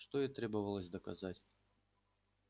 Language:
Russian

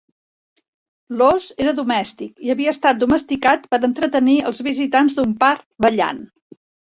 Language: Catalan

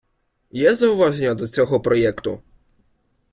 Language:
Ukrainian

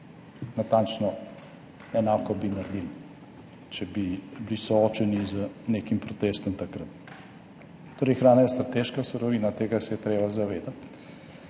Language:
Slovenian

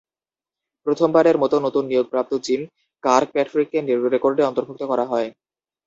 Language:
Bangla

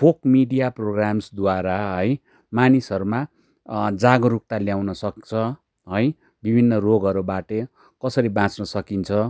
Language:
Nepali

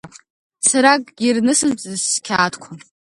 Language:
Abkhazian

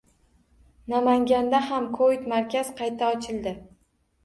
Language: Uzbek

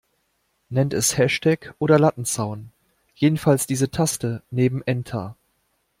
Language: German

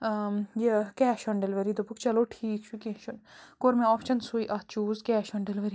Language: Kashmiri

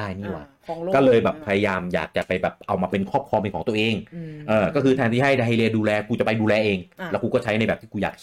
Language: Thai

